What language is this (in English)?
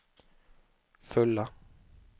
Swedish